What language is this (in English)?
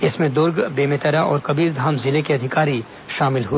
Hindi